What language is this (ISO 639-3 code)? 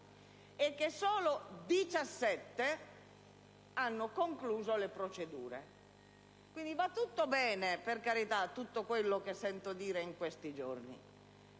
ita